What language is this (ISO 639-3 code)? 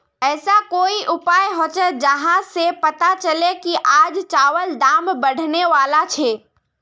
mag